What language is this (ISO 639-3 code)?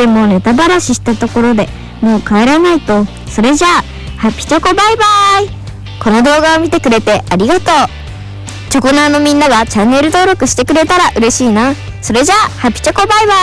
jpn